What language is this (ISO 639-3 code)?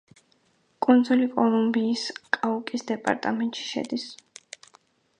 kat